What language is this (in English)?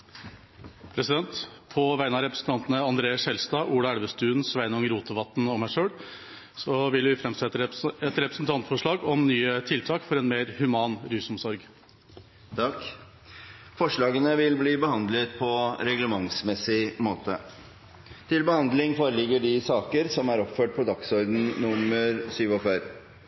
Norwegian